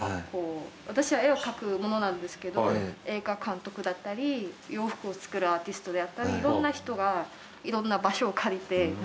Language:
Japanese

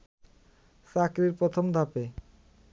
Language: Bangla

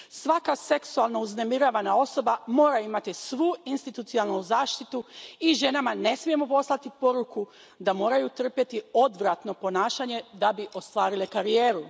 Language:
Croatian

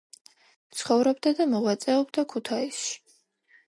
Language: Georgian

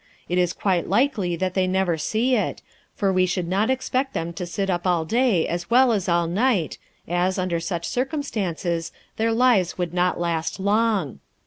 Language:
English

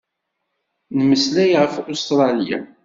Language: Kabyle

